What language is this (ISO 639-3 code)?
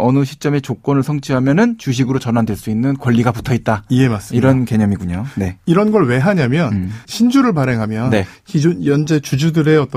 kor